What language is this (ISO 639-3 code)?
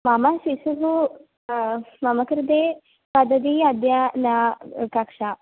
san